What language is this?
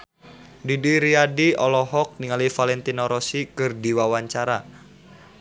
Sundanese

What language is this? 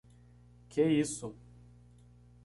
Portuguese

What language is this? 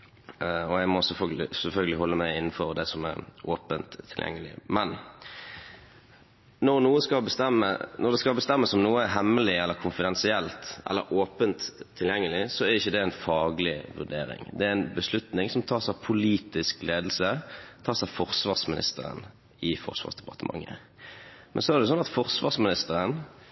Norwegian Bokmål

